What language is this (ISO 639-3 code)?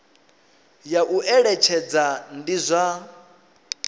ven